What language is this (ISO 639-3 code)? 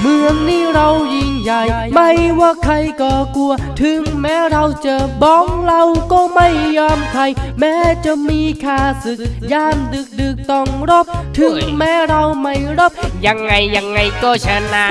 tha